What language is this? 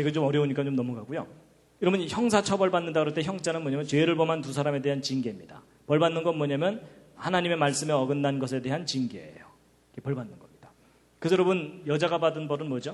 Korean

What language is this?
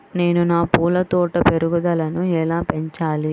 Telugu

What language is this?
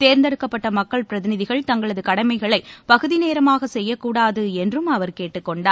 Tamil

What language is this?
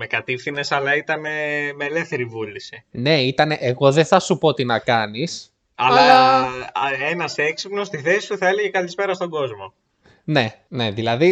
Greek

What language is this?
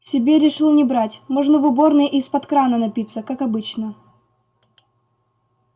Russian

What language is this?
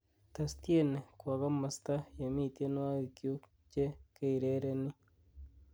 Kalenjin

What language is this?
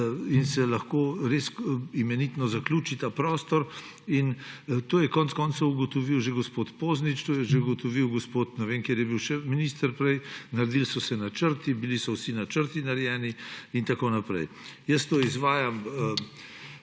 Slovenian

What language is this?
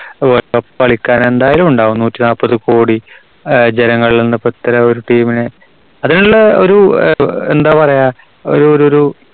Malayalam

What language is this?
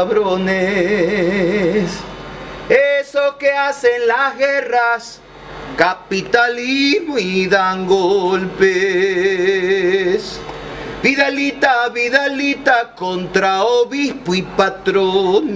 Spanish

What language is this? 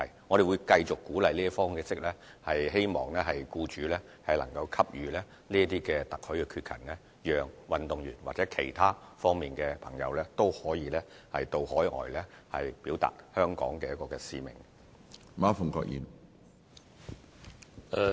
Cantonese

